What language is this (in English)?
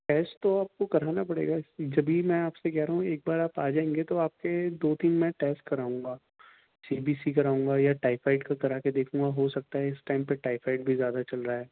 Urdu